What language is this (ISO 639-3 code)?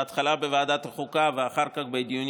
heb